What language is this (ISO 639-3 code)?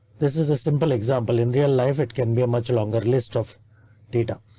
eng